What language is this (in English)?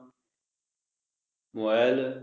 Punjabi